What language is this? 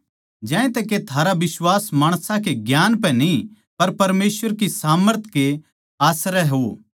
Haryanvi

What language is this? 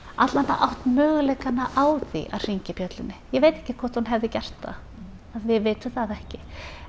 Icelandic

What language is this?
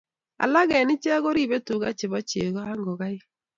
Kalenjin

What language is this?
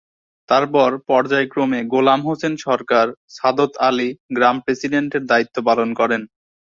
Bangla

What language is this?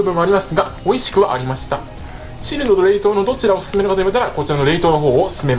Japanese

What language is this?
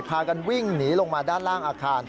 Thai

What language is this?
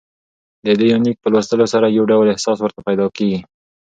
Pashto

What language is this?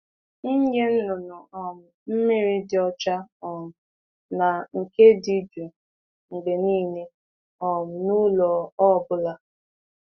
Igbo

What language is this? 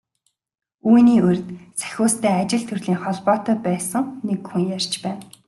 Mongolian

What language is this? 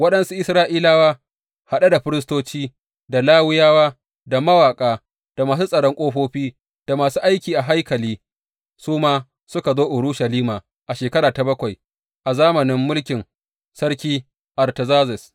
Hausa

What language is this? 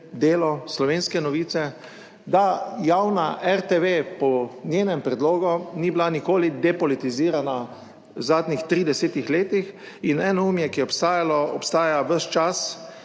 Slovenian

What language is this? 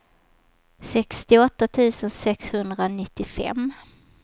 Swedish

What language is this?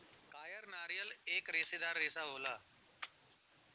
Bhojpuri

